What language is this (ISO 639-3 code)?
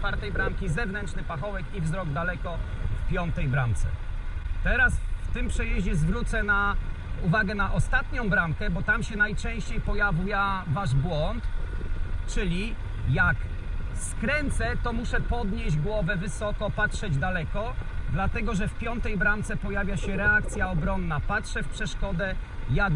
pol